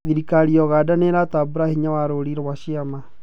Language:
Kikuyu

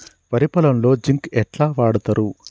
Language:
Telugu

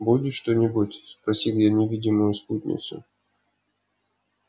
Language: Russian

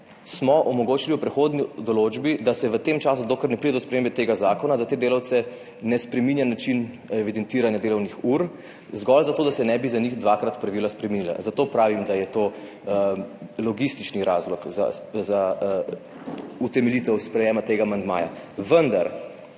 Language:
Slovenian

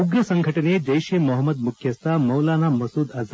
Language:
Kannada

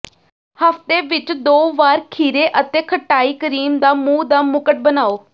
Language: Punjabi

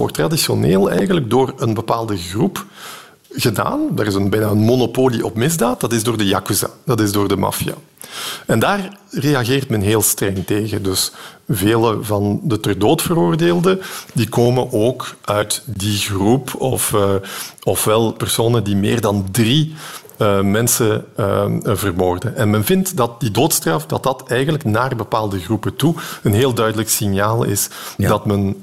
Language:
Dutch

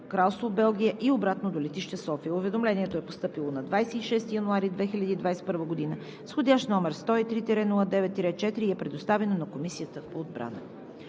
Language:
Bulgarian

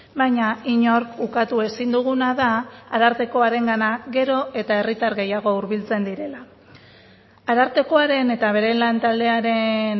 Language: Basque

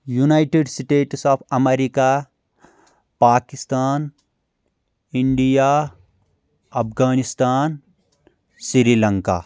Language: Kashmiri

